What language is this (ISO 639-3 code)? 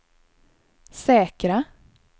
swe